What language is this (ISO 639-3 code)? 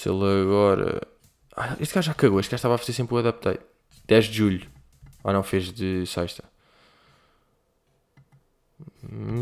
por